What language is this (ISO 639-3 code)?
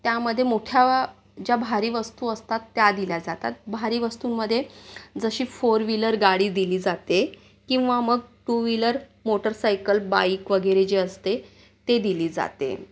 mar